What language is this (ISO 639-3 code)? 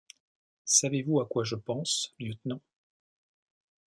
fra